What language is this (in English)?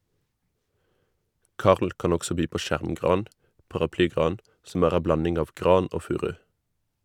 Norwegian